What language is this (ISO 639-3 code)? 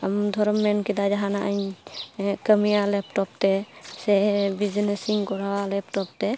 sat